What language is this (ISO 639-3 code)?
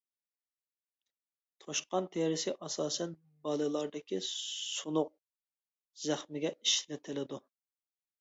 uig